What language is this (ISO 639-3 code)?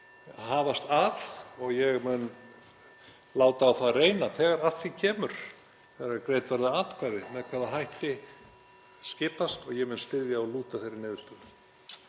isl